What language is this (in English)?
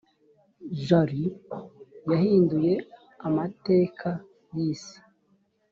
Kinyarwanda